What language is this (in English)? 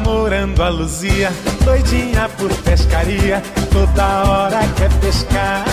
Portuguese